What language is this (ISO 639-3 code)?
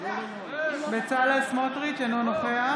heb